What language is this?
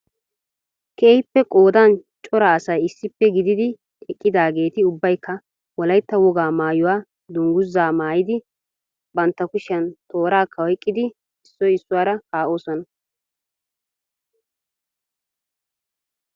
Wolaytta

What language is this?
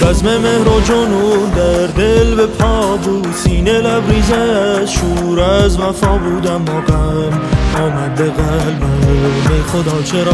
Persian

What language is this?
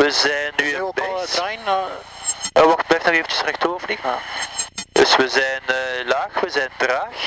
Dutch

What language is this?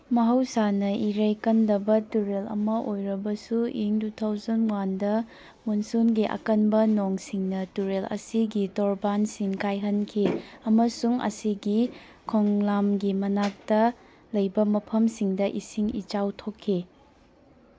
Manipuri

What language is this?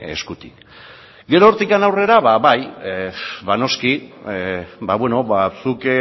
Basque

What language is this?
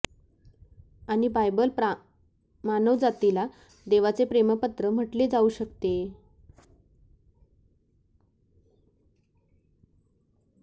Marathi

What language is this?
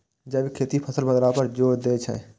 Maithili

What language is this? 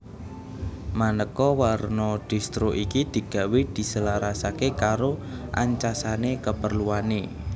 Javanese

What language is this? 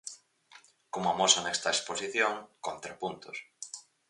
Galician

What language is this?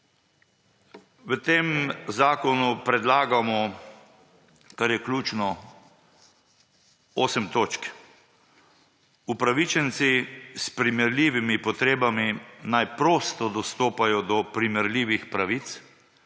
Slovenian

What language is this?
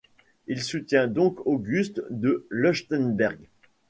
French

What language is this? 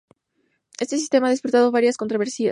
Spanish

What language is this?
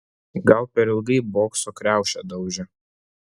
Lithuanian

